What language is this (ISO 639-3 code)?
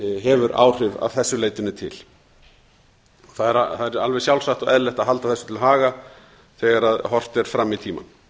isl